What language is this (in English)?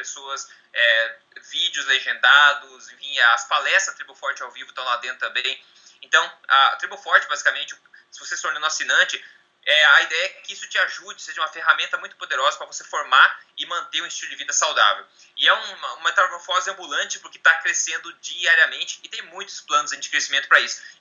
Portuguese